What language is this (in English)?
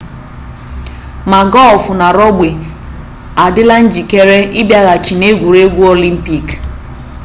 Igbo